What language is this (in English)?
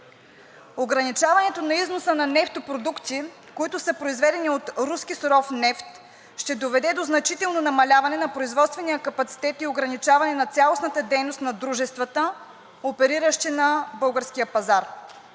Bulgarian